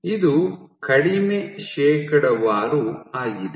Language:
Kannada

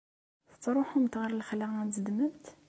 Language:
Kabyle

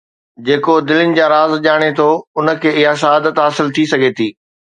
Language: Sindhi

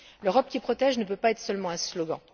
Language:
French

